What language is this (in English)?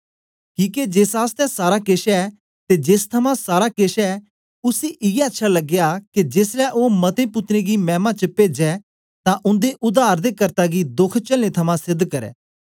Dogri